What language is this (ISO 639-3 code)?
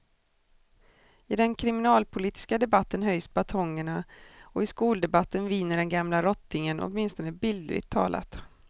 swe